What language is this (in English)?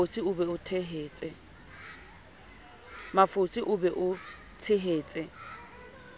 Southern Sotho